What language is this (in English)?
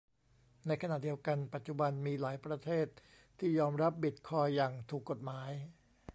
Thai